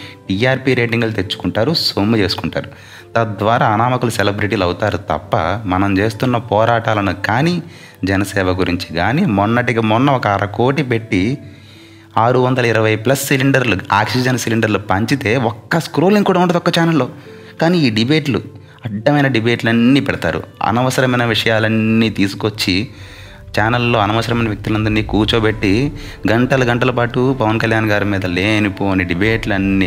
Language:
Telugu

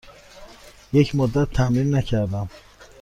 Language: Persian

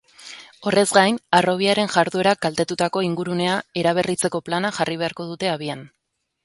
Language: Basque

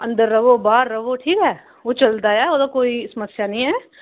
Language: Dogri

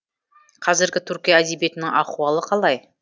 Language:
Kazakh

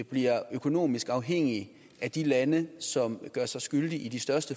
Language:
Danish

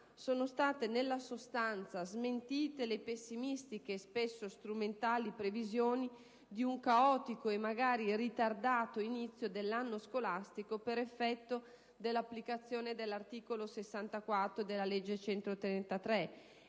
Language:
Italian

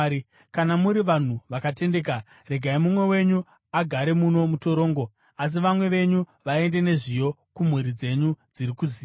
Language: Shona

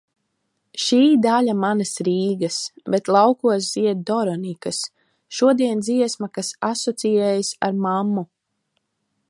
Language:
Latvian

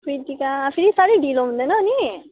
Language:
Nepali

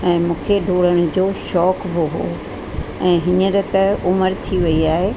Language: Sindhi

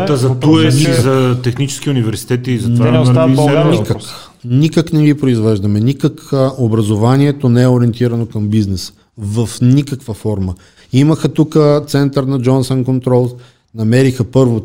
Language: Bulgarian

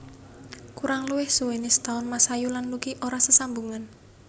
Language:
Javanese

